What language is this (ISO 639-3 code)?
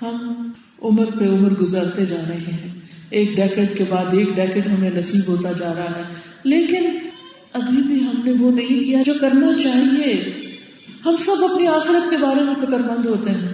urd